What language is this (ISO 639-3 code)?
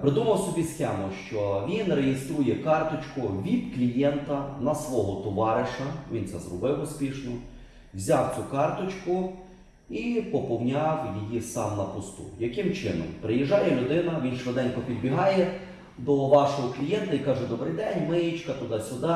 ukr